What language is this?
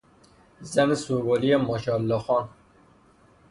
Persian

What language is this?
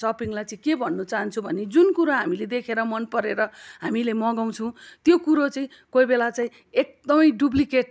Nepali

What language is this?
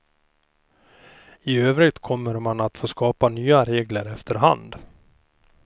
Swedish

